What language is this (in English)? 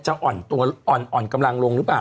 Thai